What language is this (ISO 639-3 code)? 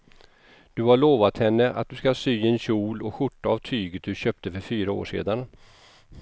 swe